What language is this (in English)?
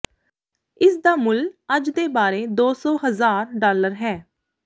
Punjabi